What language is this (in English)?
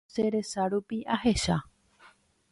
Guarani